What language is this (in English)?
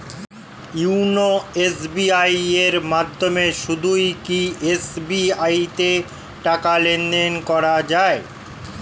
Bangla